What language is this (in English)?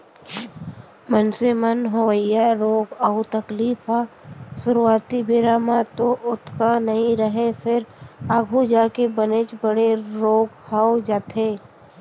Chhattisgarhi